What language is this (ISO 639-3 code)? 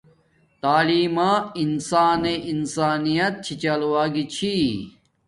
dmk